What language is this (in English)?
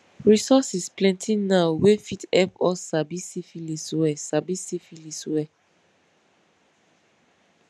Nigerian Pidgin